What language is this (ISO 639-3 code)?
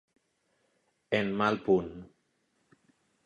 cat